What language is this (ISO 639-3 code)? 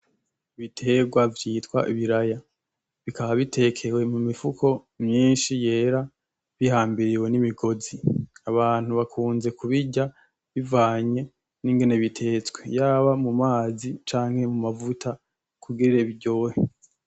run